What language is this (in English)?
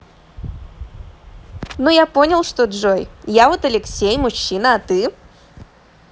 Russian